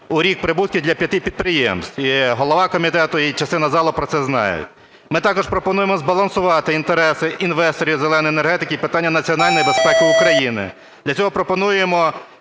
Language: Ukrainian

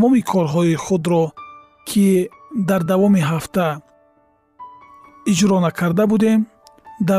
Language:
Persian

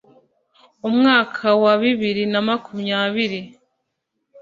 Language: Kinyarwanda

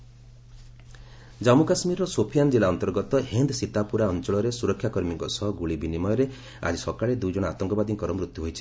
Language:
Odia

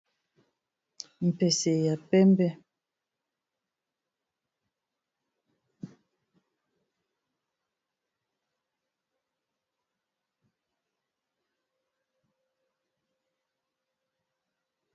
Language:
Lingala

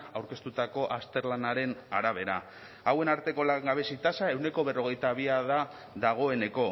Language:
Basque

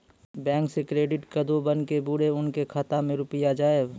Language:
Maithili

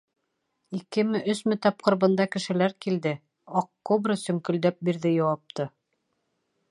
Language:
Bashkir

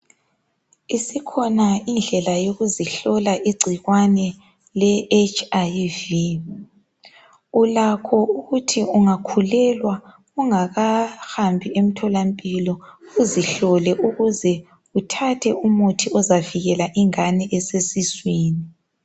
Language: North Ndebele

